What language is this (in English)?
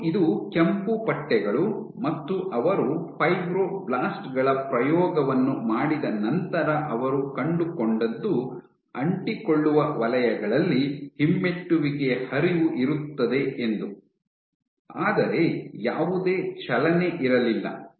Kannada